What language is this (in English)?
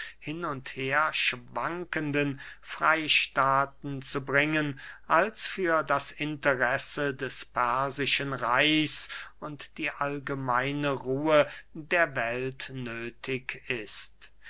German